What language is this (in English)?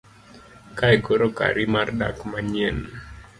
Luo (Kenya and Tanzania)